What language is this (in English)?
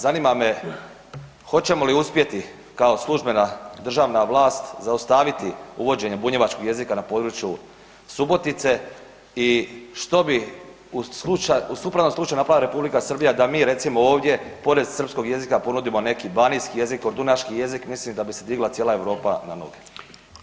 Croatian